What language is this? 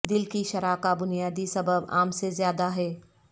Urdu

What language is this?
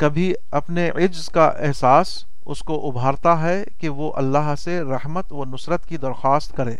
Urdu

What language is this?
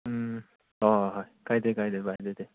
Manipuri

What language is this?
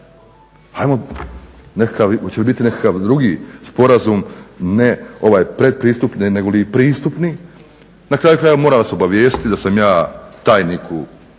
Croatian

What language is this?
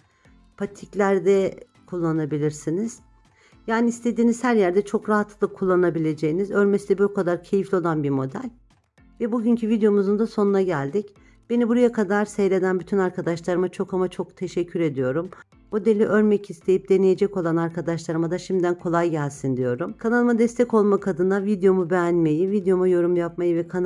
Turkish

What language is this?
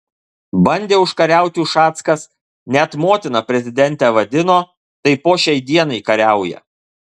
Lithuanian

